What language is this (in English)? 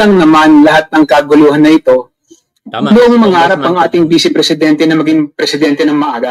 Filipino